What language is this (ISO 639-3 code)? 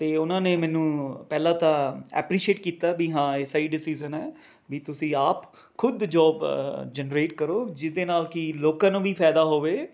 pan